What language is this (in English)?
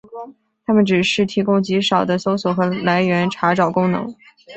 Chinese